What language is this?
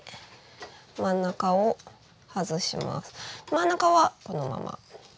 Japanese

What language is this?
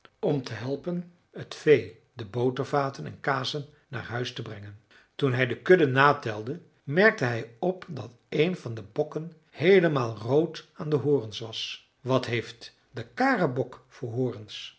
Dutch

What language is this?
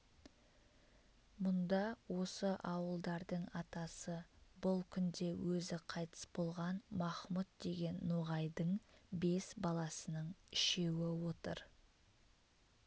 Kazakh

